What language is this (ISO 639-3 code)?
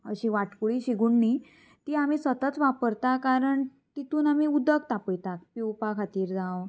kok